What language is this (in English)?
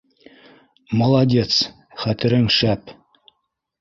Bashkir